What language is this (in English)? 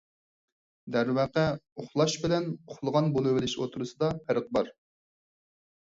Uyghur